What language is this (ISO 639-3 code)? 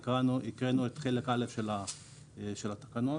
heb